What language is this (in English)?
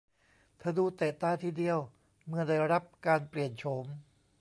Thai